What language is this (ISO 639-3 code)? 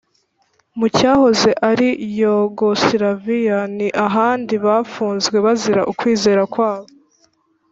kin